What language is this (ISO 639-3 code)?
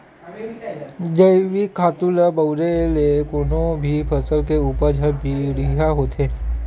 hne